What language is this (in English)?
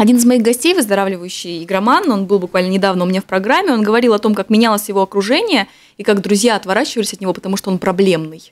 Russian